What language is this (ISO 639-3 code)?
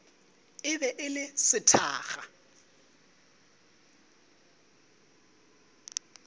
nso